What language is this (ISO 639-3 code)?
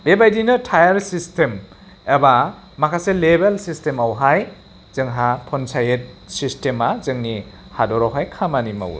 brx